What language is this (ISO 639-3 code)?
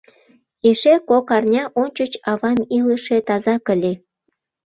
chm